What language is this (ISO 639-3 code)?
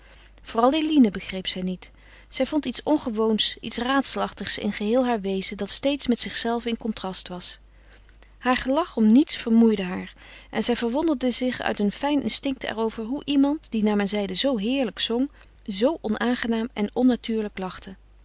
nld